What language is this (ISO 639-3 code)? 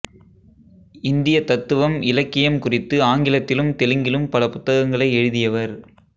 tam